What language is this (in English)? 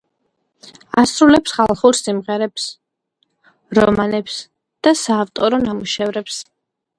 Georgian